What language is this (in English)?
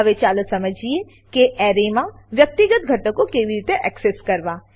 Gujarati